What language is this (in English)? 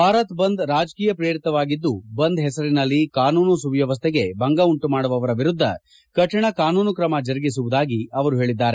Kannada